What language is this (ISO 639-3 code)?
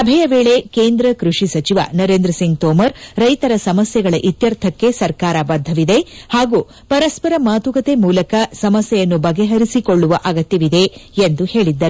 kan